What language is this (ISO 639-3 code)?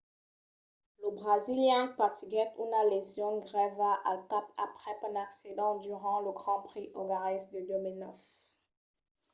oci